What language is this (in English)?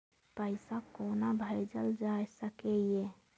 Maithili